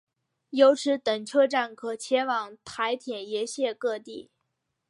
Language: Chinese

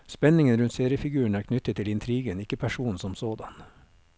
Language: Norwegian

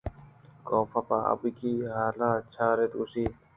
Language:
Eastern Balochi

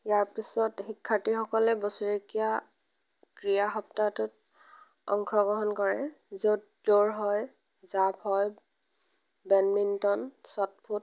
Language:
Assamese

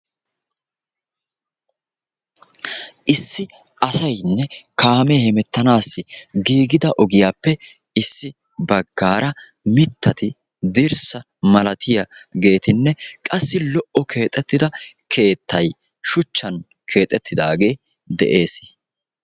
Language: Wolaytta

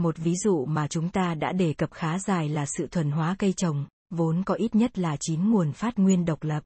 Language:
Vietnamese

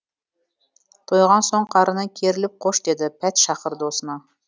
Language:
Kazakh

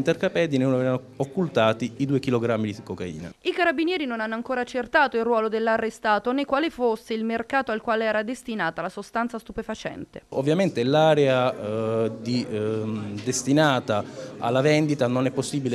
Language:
Italian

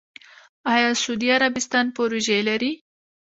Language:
Pashto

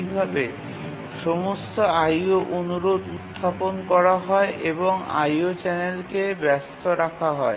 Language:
Bangla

